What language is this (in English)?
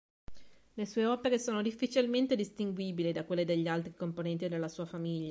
Italian